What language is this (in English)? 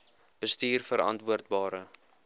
Afrikaans